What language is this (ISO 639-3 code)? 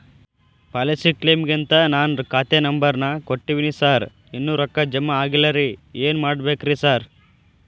kan